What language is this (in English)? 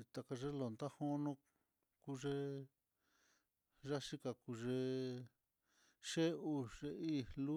Mitlatongo Mixtec